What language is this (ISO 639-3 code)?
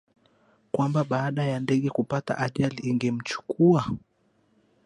swa